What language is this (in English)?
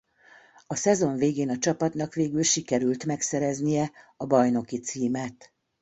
Hungarian